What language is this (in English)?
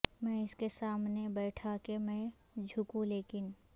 Urdu